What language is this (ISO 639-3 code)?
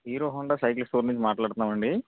tel